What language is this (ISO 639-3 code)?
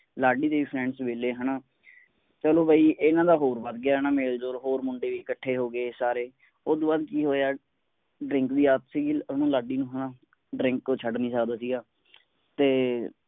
pan